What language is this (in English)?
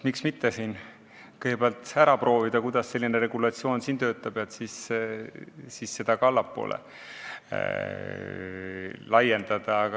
Estonian